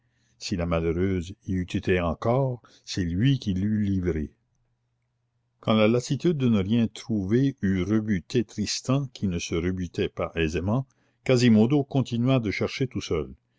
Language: French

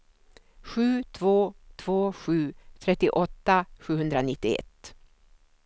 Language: Swedish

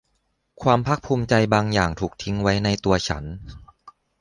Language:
Thai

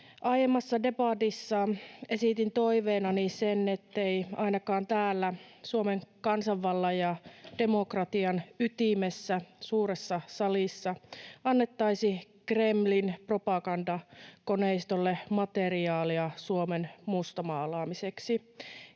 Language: Finnish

